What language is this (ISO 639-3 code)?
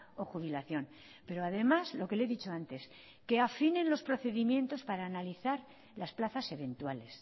spa